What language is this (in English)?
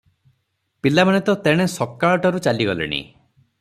Odia